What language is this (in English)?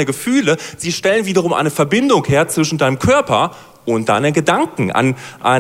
German